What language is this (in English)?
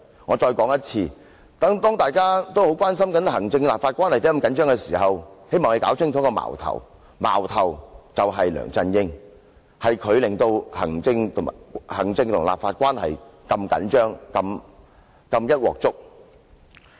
Cantonese